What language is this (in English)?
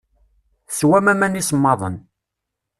Kabyle